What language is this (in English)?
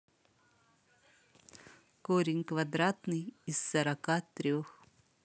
Russian